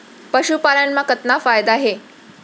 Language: Chhattisgarhi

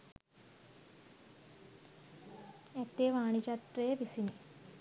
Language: Sinhala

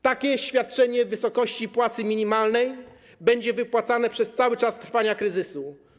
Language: Polish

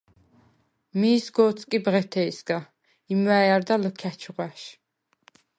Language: Svan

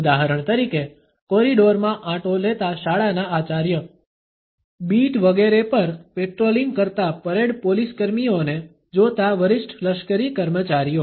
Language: Gujarati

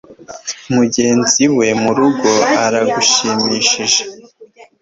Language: Kinyarwanda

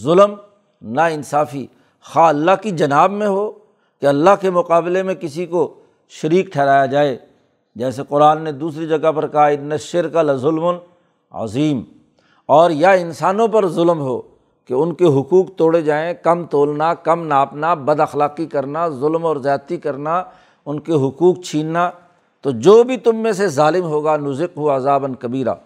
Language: Urdu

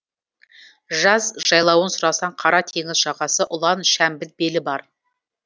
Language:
Kazakh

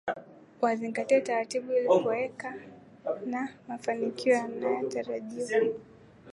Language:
Swahili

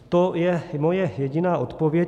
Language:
Czech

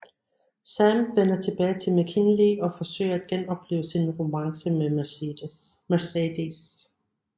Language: Danish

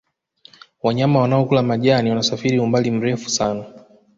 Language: Swahili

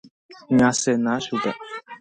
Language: Guarani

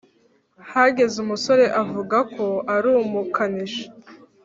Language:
Kinyarwanda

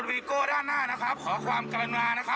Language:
Thai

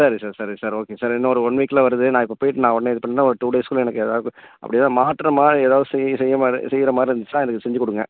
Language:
Tamil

